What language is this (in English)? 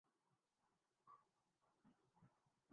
Urdu